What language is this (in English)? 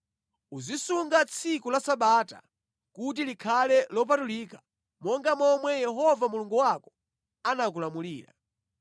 Nyanja